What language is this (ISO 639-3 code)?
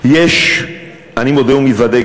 heb